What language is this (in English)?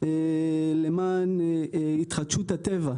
Hebrew